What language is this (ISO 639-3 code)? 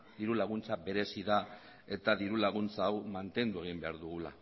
eus